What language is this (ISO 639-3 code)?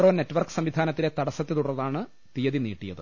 mal